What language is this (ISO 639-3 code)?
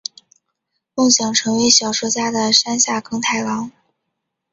zho